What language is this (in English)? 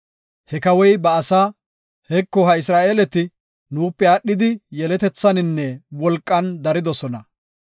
Gofa